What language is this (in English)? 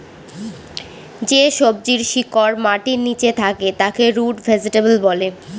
Bangla